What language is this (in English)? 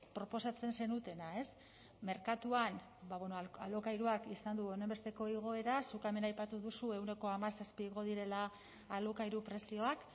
Basque